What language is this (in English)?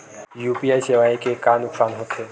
Chhattisgarhi